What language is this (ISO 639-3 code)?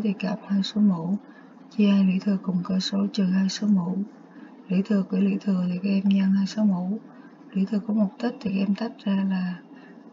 vie